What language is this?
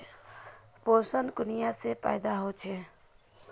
Magahi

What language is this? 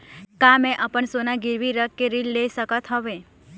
Chhattisgarhi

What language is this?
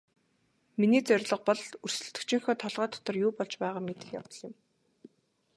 Mongolian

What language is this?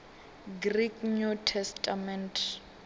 Venda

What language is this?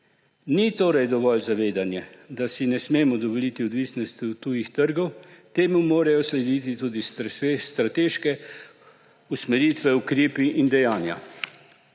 Slovenian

